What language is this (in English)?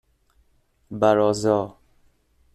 Persian